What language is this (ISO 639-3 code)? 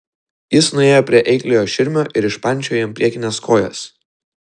lit